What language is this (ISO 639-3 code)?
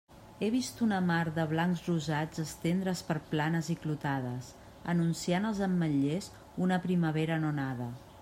cat